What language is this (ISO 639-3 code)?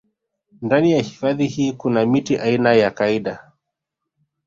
swa